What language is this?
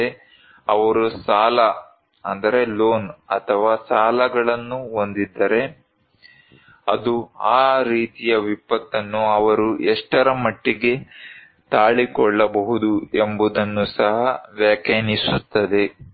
Kannada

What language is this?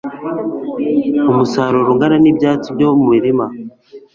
Kinyarwanda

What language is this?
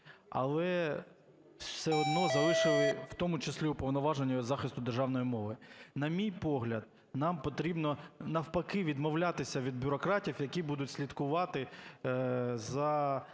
Ukrainian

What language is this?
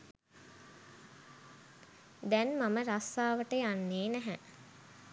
Sinhala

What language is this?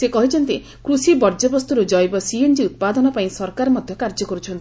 Odia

